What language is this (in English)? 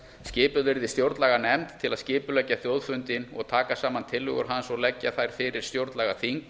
Icelandic